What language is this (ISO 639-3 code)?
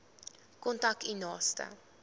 afr